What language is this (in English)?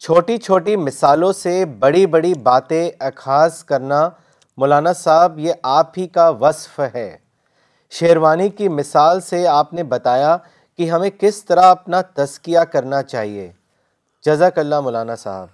Urdu